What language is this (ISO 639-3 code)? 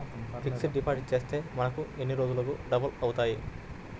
tel